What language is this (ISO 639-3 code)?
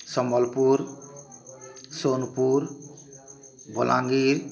ori